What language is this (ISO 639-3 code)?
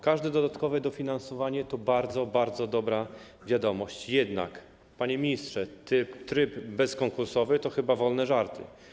pol